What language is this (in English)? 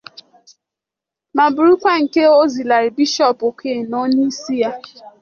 Igbo